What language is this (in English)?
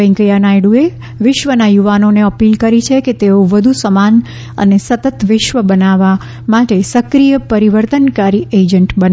Gujarati